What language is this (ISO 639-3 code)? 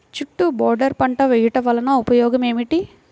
tel